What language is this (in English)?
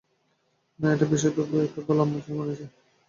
Bangla